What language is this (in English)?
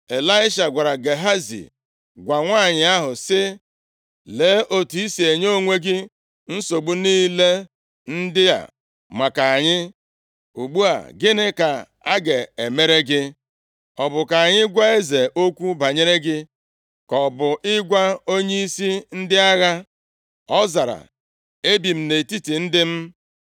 Igbo